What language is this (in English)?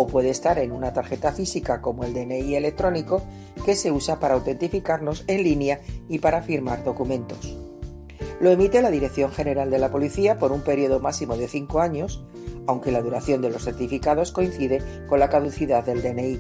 Spanish